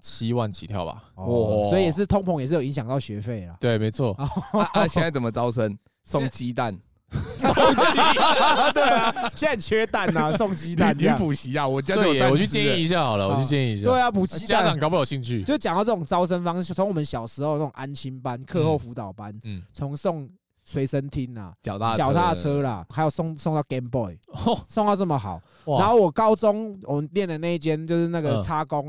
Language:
Chinese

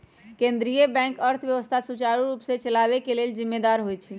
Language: Magahi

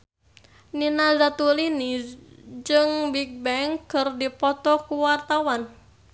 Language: Sundanese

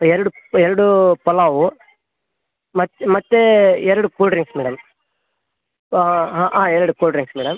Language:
Kannada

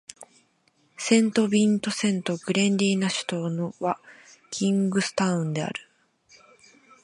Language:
Japanese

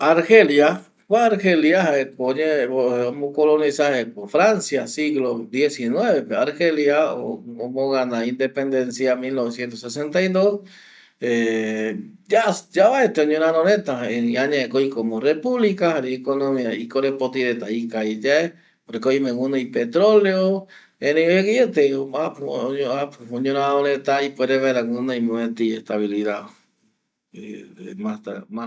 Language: Eastern Bolivian Guaraní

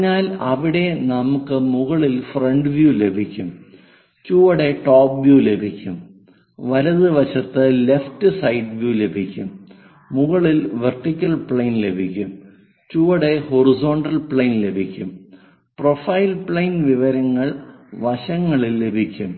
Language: Malayalam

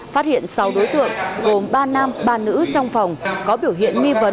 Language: Vietnamese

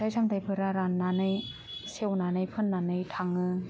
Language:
Bodo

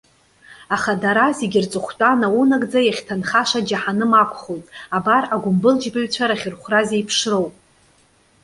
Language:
Abkhazian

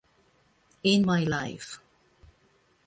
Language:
Italian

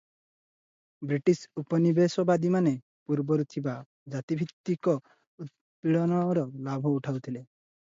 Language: Odia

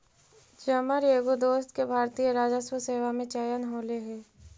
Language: Magahi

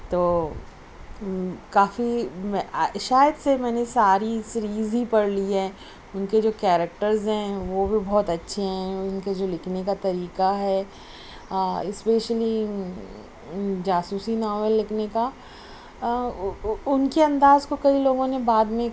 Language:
Urdu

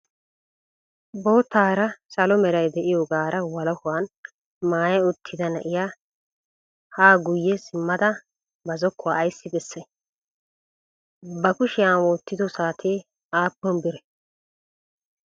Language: Wolaytta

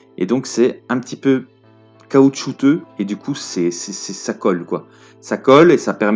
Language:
French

